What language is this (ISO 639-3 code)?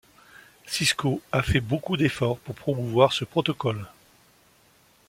fra